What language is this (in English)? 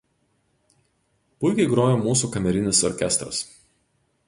Lithuanian